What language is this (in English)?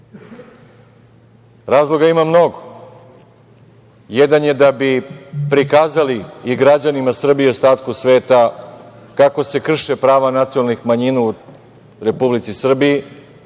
Serbian